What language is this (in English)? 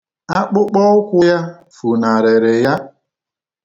Igbo